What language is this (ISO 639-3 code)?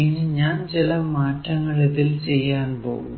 mal